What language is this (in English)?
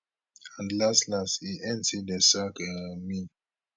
Nigerian Pidgin